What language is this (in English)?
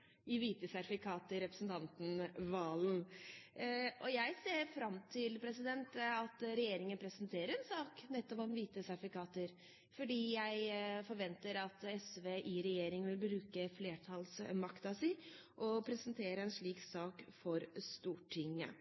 Norwegian Bokmål